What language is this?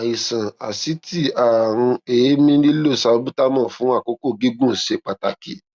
Yoruba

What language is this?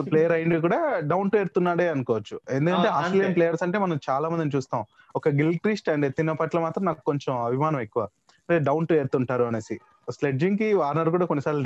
Telugu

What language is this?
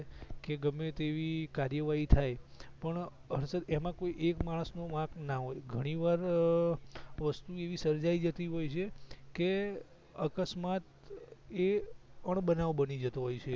Gujarati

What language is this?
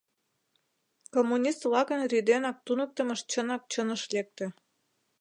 Mari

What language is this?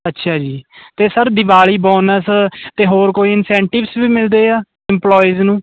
Punjabi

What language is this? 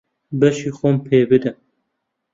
Central Kurdish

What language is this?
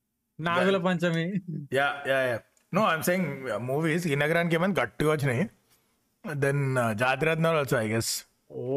Telugu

